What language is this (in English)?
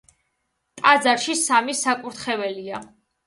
Georgian